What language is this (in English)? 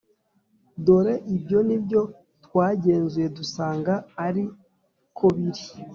Kinyarwanda